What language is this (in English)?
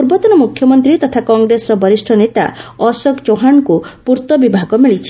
Odia